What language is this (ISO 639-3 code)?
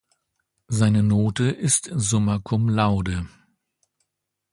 deu